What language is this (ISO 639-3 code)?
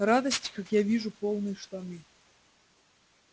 rus